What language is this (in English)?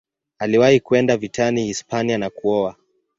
Swahili